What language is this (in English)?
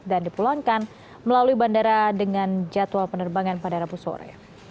Indonesian